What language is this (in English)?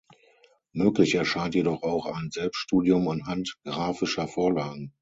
German